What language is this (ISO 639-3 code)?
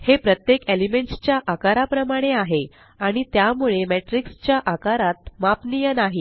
mar